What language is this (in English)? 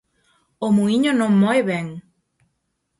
Galician